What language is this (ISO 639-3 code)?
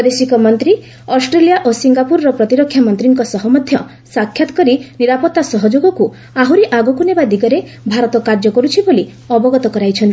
ori